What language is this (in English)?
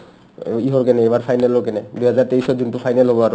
Assamese